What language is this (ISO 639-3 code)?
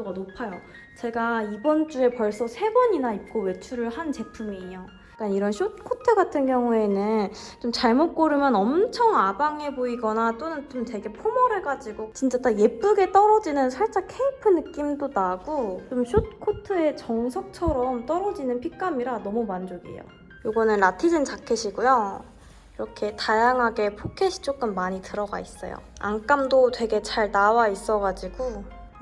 kor